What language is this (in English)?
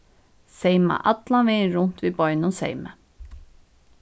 Faroese